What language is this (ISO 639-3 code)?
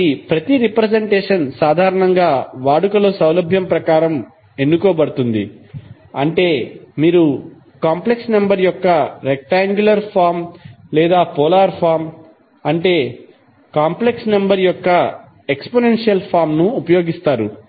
tel